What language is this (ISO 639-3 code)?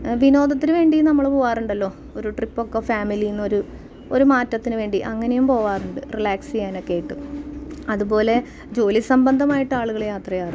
mal